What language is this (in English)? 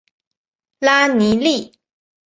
Chinese